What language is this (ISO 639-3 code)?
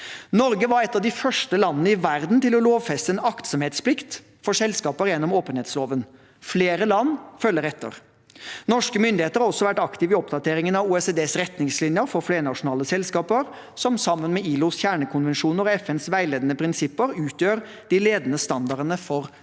nor